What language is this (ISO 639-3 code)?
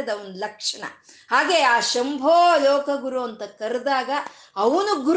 kan